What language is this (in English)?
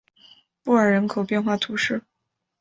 Chinese